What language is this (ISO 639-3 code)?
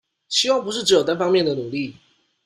zho